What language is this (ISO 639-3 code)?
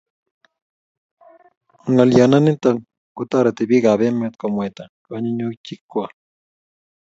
kln